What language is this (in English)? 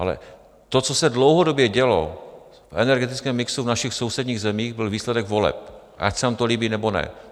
Czech